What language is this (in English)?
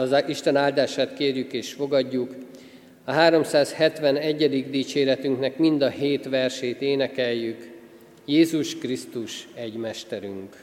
Hungarian